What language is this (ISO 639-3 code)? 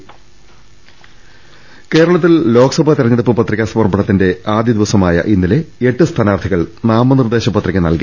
mal